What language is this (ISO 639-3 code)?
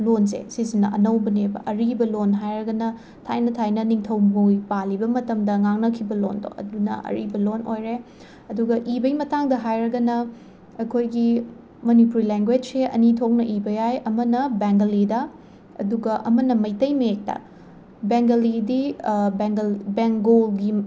mni